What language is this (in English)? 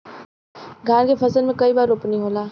Bhojpuri